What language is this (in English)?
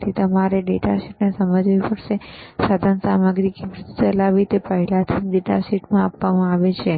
Gujarati